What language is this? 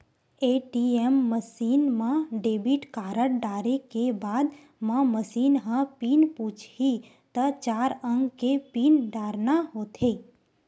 Chhattisgarhi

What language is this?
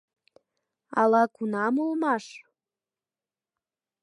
Mari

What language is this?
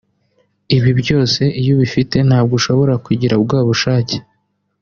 Kinyarwanda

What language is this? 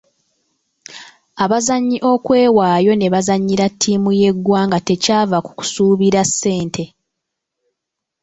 Ganda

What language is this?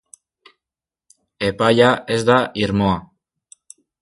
Basque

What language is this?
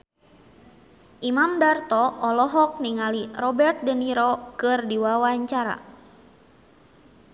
Sundanese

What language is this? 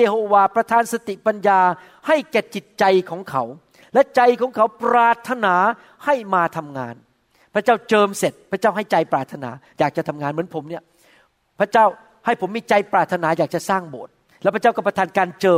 Thai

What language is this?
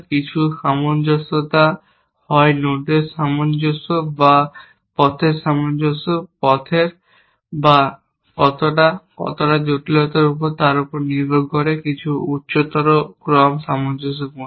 Bangla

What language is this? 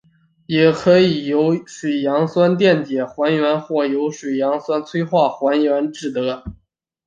Chinese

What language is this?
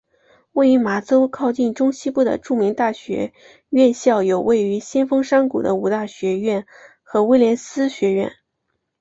Chinese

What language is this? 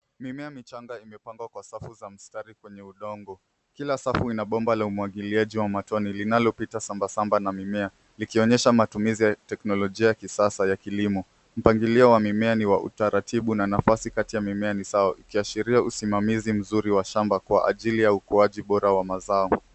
Swahili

